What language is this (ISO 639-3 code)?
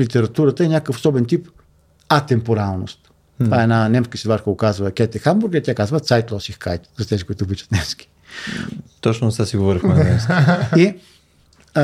bul